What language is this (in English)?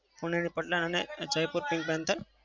Gujarati